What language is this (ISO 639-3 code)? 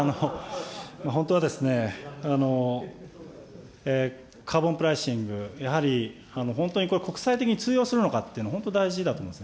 jpn